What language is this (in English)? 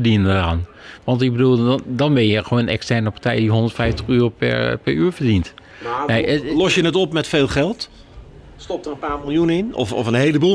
Dutch